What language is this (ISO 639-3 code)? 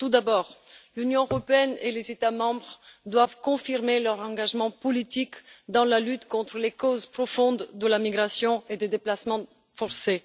fra